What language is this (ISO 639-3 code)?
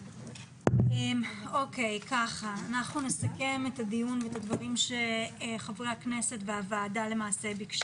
heb